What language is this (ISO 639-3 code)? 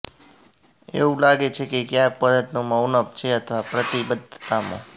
guj